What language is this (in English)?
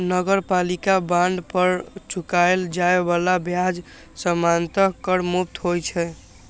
Maithili